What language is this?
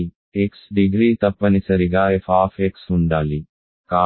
Telugu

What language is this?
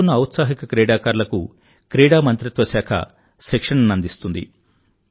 Telugu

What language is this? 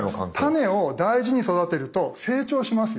Japanese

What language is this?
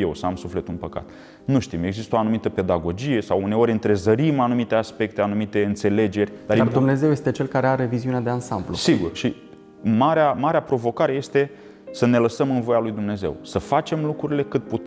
Romanian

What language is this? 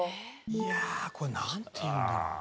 Japanese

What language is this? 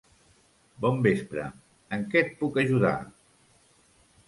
Catalan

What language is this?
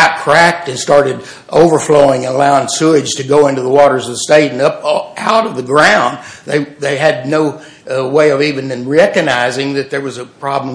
English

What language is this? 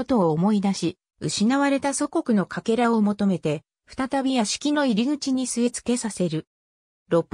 Japanese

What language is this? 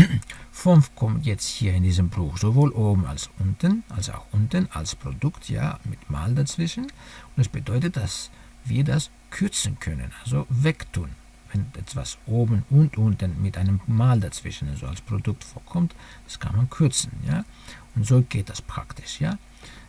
German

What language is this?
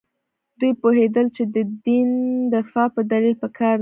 Pashto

